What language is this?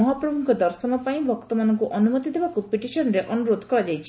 Odia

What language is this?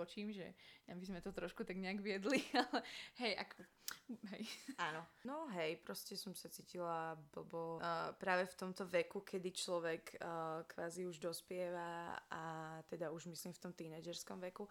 Slovak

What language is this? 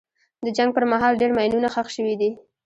Pashto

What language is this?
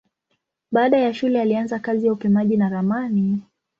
Swahili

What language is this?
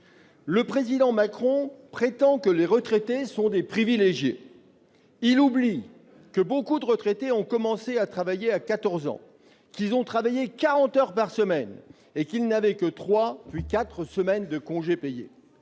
French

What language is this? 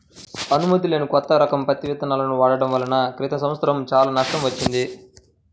Telugu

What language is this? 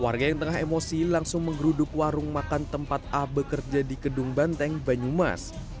Indonesian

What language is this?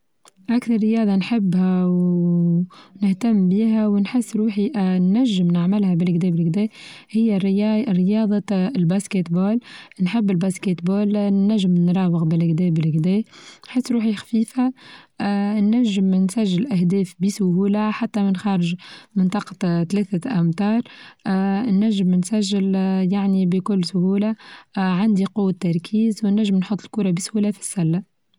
Tunisian Arabic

